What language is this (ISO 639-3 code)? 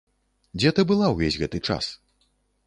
bel